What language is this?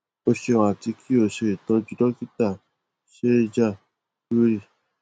Yoruba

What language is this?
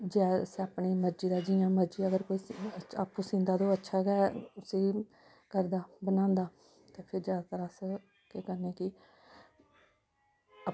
Dogri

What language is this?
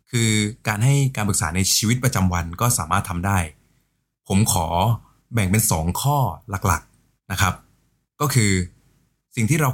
Thai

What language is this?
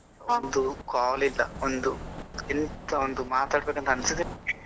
Kannada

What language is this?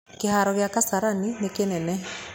Kikuyu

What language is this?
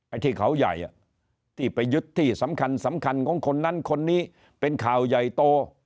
Thai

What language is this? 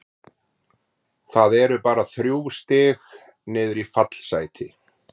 Icelandic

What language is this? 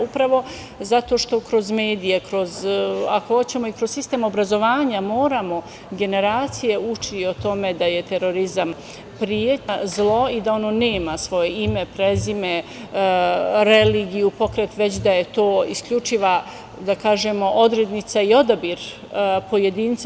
Serbian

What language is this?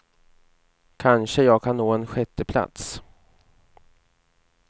Swedish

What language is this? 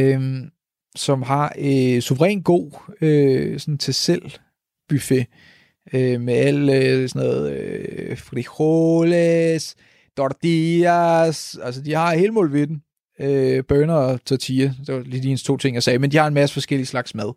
Danish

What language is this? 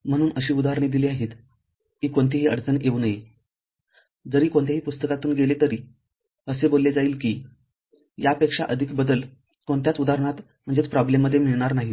Marathi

